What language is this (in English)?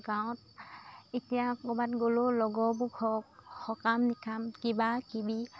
Assamese